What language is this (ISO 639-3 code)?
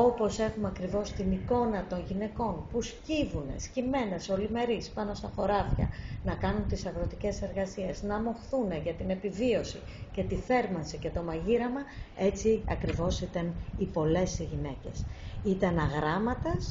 ell